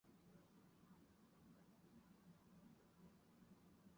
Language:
Chinese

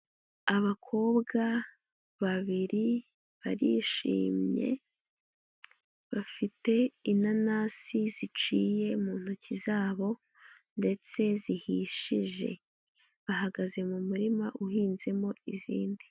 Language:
Kinyarwanda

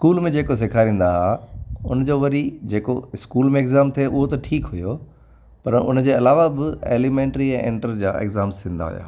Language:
Sindhi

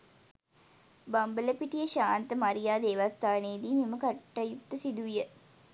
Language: Sinhala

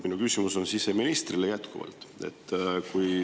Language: Estonian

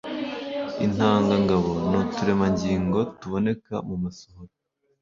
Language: Kinyarwanda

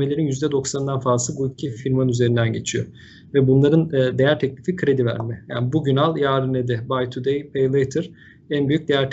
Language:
Turkish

